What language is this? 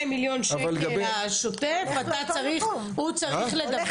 Hebrew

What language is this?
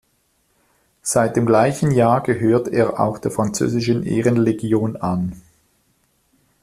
German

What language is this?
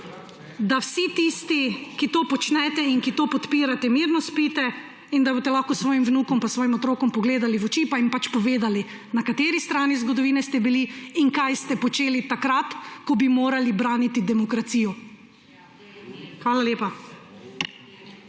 Slovenian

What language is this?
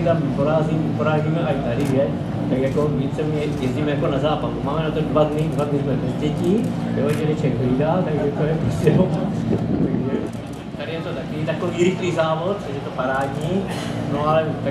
Czech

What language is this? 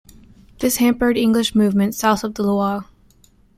English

